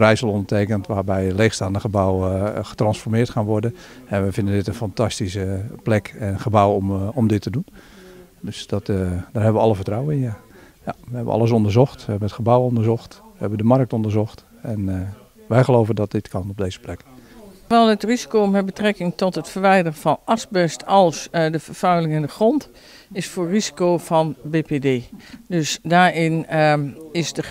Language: Dutch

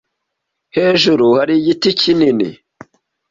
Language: Kinyarwanda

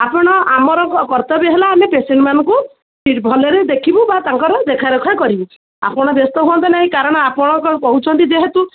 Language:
Odia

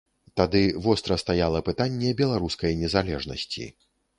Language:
Belarusian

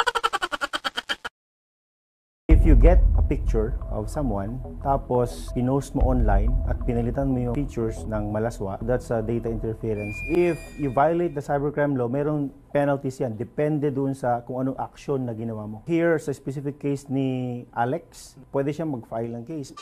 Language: Filipino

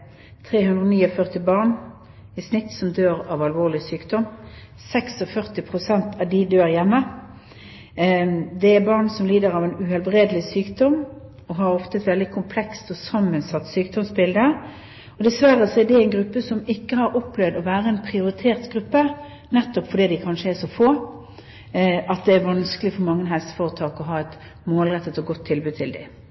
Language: Norwegian Bokmål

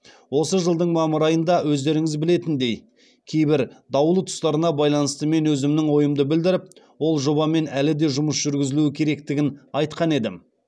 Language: Kazakh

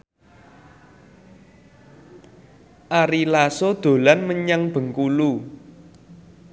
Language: Javanese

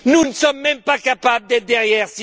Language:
French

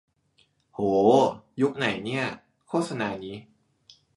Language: Thai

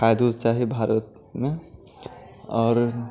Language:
Maithili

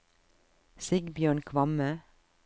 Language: Norwegian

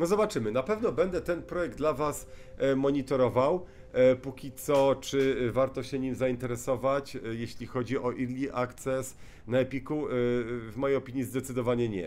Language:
Polish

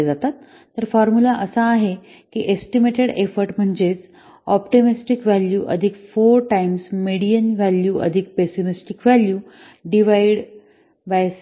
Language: Marathi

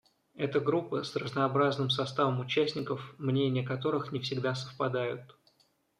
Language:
Russian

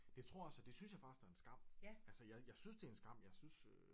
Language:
Danish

